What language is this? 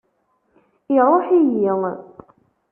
Kabyle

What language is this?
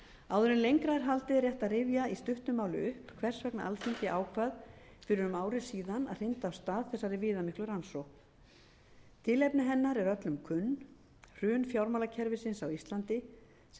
Icelandic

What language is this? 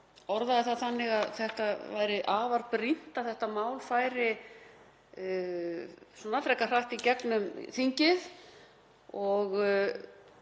Icelandic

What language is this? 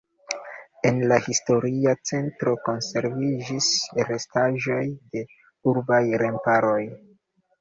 Esperanto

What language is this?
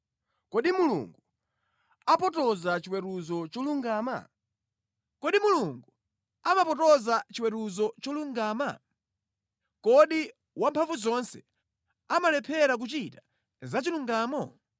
Nyanja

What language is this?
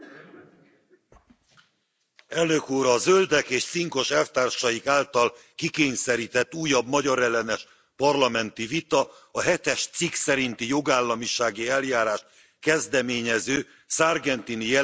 Hungarian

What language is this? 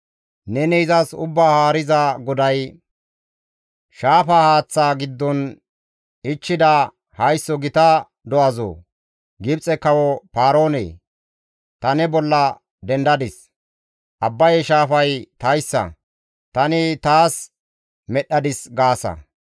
Gamo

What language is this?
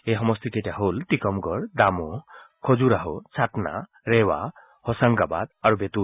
Assamese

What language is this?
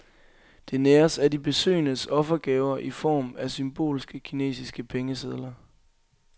Danish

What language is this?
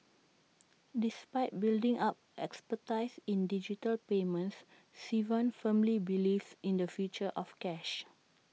English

